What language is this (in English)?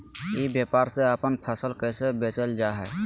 Magahi